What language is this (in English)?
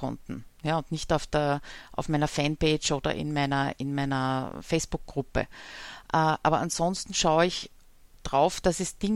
German